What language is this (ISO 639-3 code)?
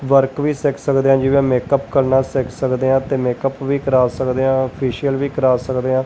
pan